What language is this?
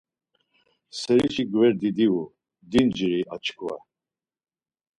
Laz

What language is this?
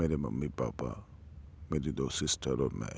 Urdu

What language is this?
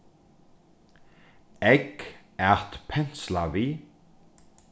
Faroese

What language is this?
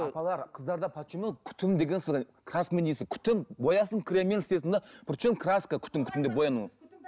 Kazakh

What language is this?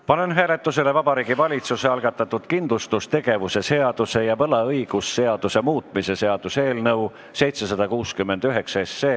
Estonian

